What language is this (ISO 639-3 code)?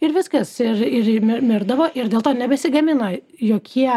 lit